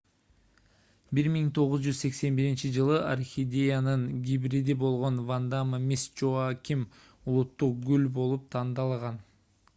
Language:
Kyrgyz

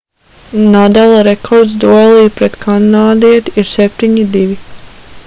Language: Latvian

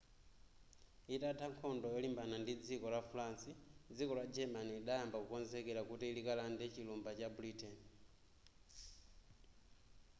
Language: Nyanja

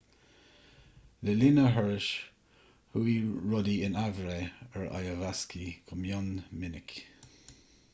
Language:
Irish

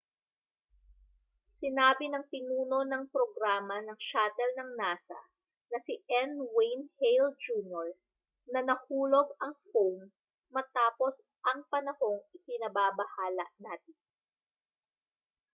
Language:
Filipino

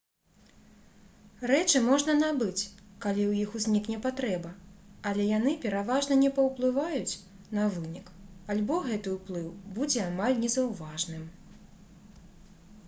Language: Belarusian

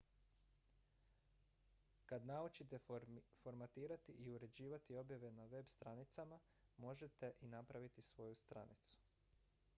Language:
Croatian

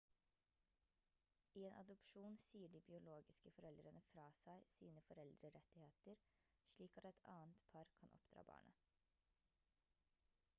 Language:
Norwegian Bokmål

